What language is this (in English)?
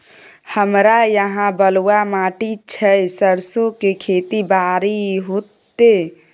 Maithili